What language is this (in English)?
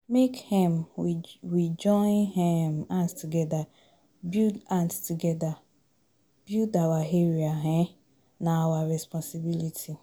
Nigerian Pidgin